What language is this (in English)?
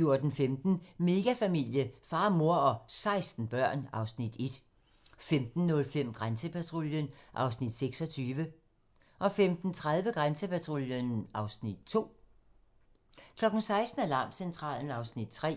Danish